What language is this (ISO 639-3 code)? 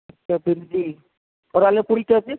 urd